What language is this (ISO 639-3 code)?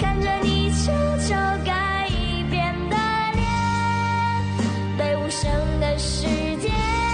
zho